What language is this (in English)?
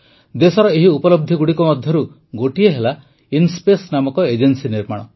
Odia